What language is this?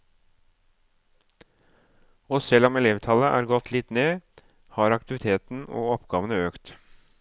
Norwegian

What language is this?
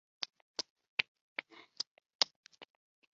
Chinese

